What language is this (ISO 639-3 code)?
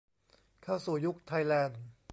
tha